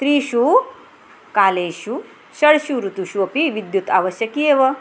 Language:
Sanskrit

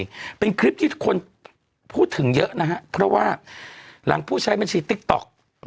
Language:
Thai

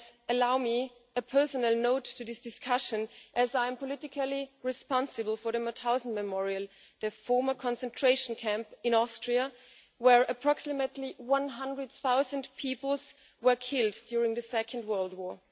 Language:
English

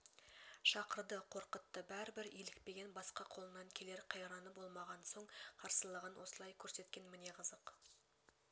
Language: Kazakh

